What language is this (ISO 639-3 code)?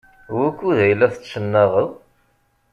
kab